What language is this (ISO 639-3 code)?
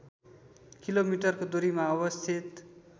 nep